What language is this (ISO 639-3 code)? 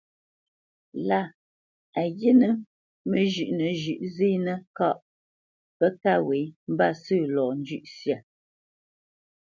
bce